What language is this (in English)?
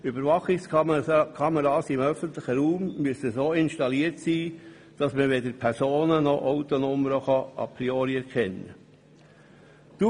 Swiss German